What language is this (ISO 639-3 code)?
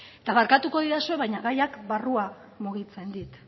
eus